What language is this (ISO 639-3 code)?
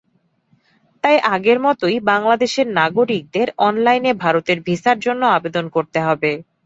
ben